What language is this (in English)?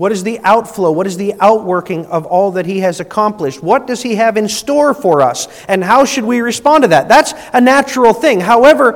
English